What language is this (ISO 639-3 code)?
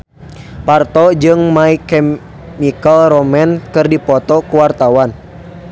sun